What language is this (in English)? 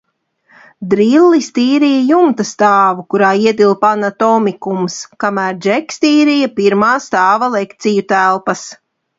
Latvian